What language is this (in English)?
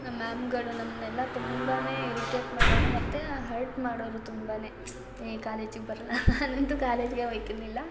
Kannada